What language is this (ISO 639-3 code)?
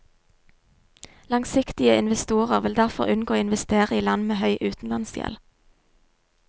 nor